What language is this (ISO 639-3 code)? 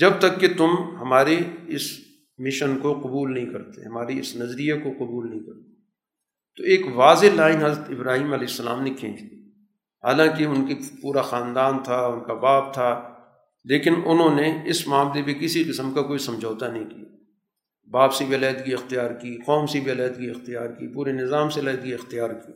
urd